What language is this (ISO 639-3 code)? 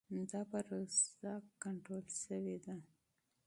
pus